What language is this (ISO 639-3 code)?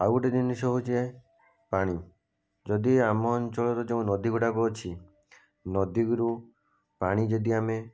ori